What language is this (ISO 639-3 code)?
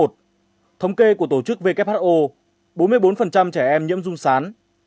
vie